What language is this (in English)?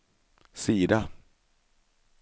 Swedish